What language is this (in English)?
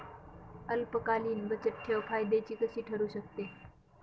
Marathi